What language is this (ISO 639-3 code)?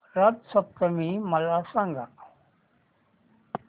mar